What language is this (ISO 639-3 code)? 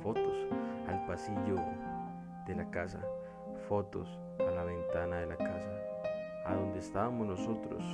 spa